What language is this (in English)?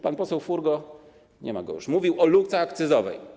Polish